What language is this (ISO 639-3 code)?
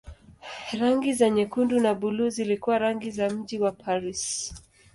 swa